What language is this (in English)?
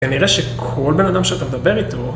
Hebrew